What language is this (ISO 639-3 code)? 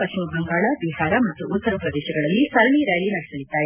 kan